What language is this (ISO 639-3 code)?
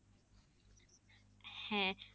ben